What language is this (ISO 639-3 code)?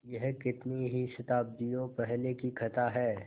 hin